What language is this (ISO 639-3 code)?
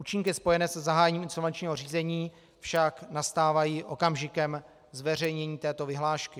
ces